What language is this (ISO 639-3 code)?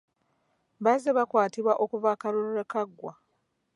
lug